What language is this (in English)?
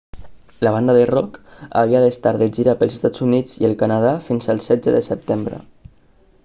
Catalan